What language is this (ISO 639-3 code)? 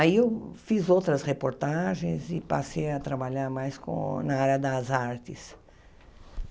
por